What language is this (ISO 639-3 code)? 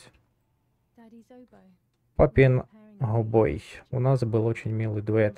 rus